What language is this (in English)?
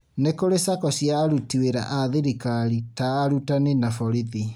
Kikuyu